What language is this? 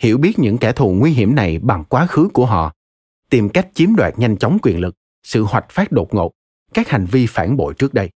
Vietnamese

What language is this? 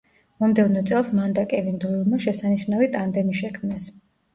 Georgian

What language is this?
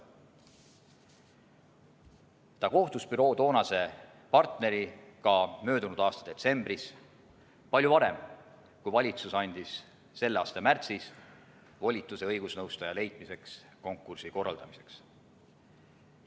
Estonian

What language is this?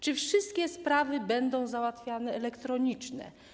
Polish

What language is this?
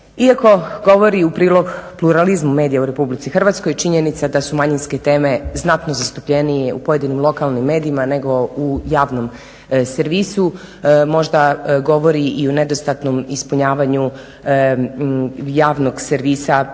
Croatian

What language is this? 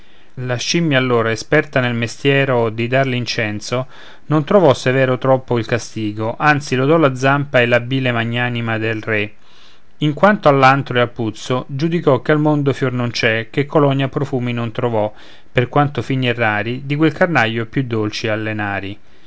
Italian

